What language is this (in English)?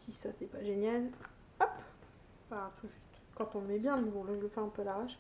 French